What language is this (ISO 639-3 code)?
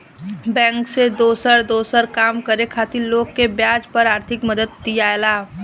bho